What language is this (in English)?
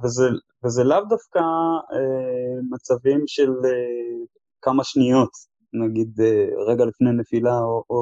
Hebrew